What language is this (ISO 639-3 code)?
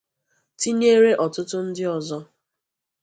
ibo